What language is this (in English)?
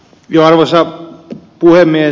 Finnish